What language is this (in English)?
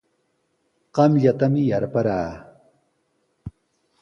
Sihuas Ancash Quechua